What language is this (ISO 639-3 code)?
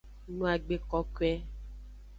ajg